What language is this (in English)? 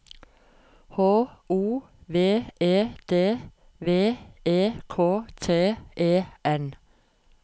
Norwegian